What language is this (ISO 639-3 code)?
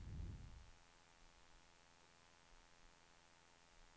swe